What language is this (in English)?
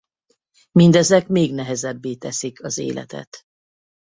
Hungarian